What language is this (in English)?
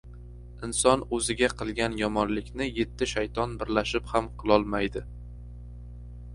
Uzbek